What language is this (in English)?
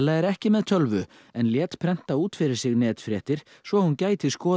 Icelandic